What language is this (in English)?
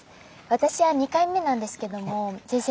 Japanese